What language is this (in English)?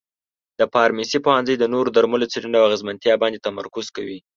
Pashto